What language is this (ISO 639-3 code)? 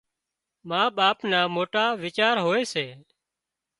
kxp